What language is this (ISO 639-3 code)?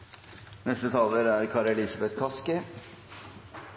nno